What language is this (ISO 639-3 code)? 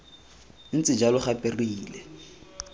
tsn